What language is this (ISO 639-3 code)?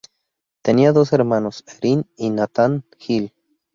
spa